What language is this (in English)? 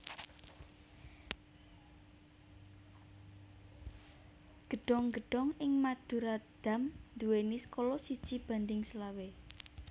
Javanese